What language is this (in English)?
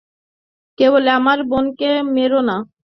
Bangla